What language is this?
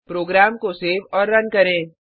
Hindi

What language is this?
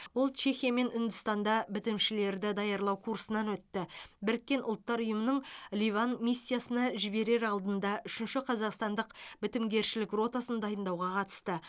Kazakh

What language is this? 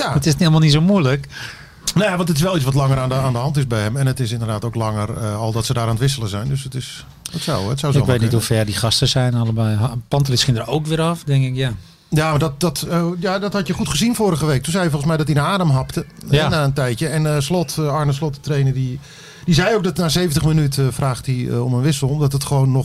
Dutch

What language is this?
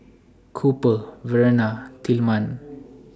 English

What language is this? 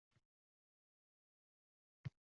Uzbek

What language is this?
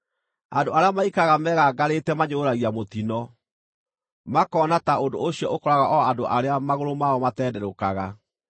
Kikuyu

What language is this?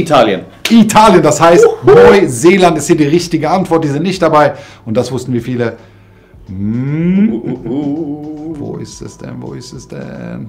German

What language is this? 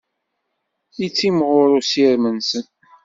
Kabyle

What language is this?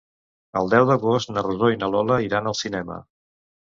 Catalan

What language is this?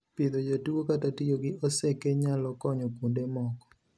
Luo (Kenya and Tanzania)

